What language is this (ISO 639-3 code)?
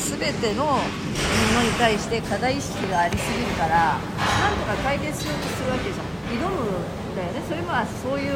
jpn